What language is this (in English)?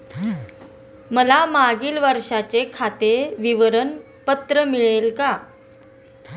Marathi